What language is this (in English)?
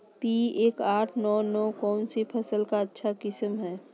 Magahi